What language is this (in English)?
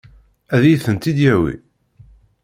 Kabyle